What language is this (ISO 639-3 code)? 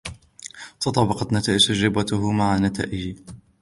ara